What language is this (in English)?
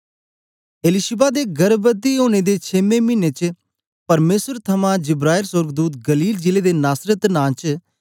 Dogri